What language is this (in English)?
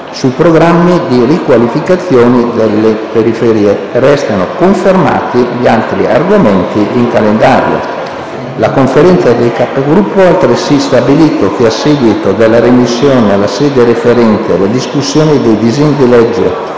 Italian